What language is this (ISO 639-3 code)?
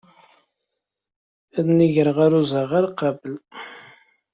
kab